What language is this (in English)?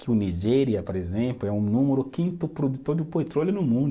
Portuguese